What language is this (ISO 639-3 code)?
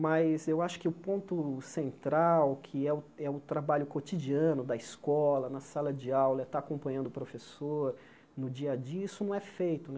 por